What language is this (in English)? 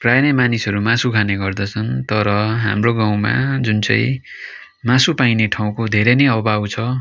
Nepali